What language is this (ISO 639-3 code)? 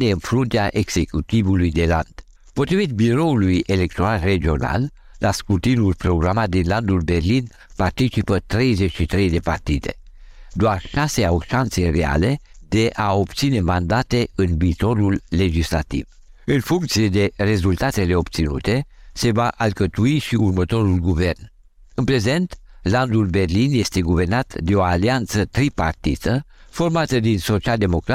ron